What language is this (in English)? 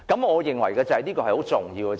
Cantonese